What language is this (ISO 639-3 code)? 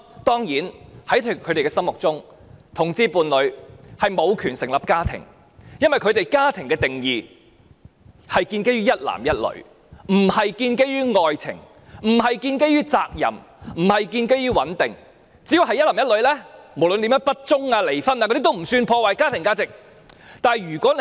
yue